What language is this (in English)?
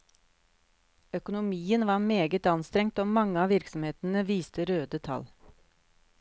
Norwegian